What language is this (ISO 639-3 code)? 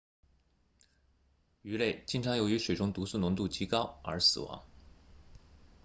zho